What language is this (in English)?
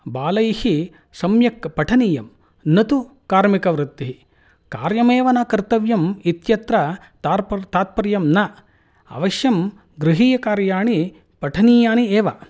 Sanskrit